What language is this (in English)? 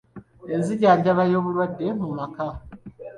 Ganda